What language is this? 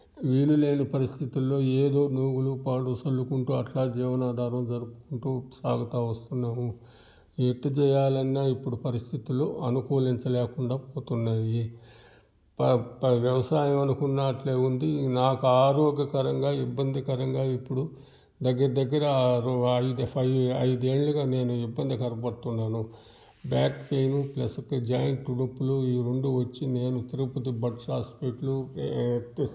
Telugu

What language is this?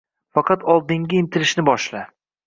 Uzbek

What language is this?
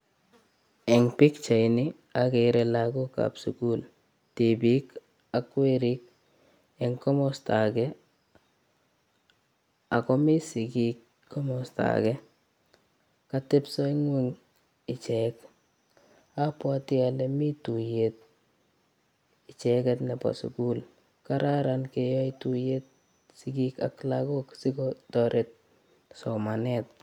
Kalenjin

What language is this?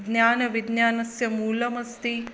Sanskrit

